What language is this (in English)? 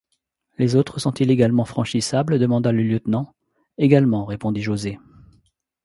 French